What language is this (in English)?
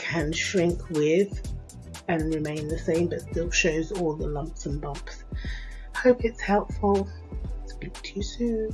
English